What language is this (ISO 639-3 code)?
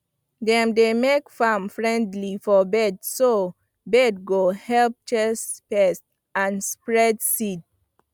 pcm